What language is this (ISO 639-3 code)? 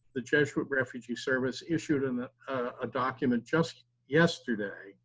eng